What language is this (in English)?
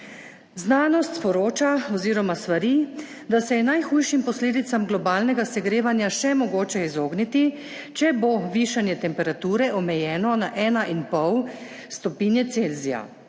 Slovenian